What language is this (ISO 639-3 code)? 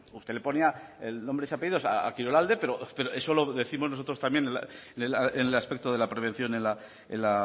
spa